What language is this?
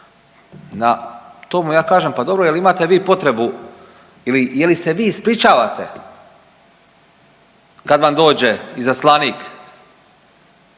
Croatian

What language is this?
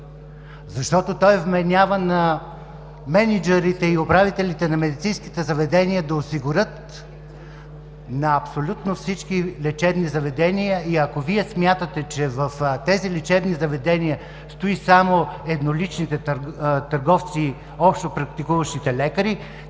Bulgarian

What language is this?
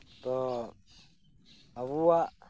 Santali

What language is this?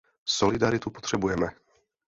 Czech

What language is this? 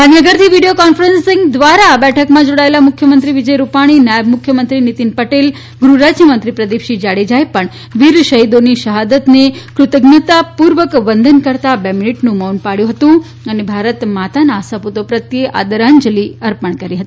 Gujarati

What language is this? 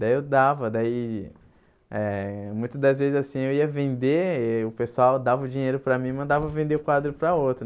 Portuguese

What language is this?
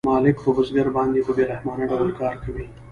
Pashto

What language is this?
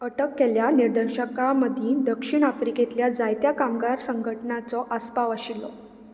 Konkani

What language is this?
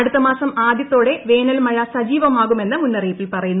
Malayalam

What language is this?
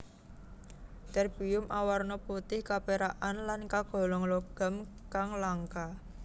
Javanese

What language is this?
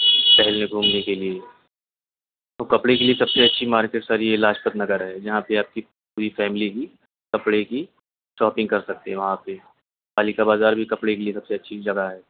Urdu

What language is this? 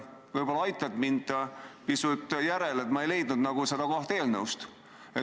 Estonian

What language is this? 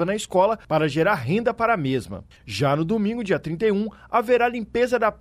Portuguese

